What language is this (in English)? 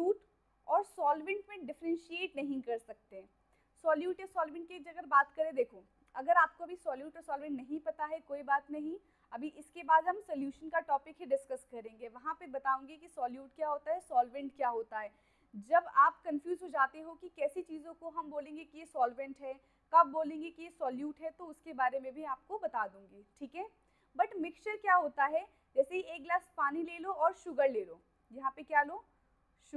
Hindi